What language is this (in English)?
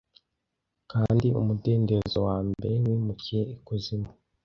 Kinyarwanda